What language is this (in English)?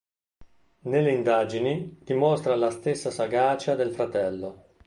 Italian